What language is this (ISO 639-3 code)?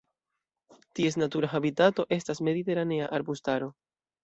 epo